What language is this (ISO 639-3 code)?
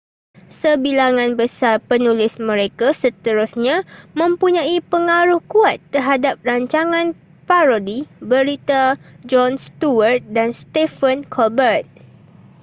msa